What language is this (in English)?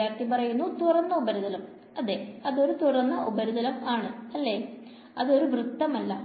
Malayalam